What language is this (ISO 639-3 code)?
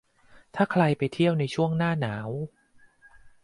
tha